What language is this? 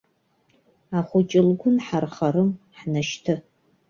Abkhazian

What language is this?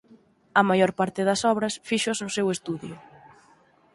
Galician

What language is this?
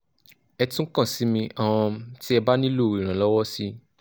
Yoruba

